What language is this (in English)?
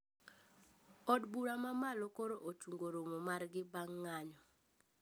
Luo (Kenya and Tanzania)